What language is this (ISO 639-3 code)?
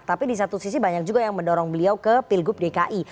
ind